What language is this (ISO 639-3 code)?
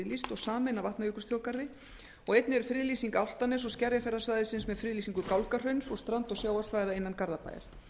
isl